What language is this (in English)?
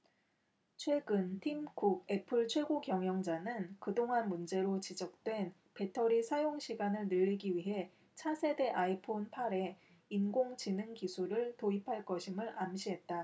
Korean